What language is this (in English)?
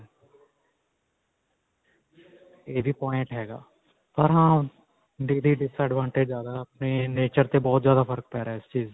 Punjabi